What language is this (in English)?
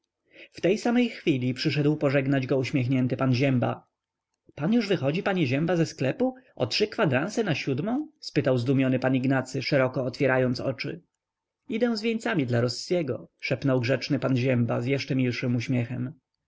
Polish